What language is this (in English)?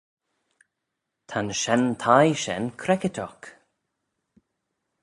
Manx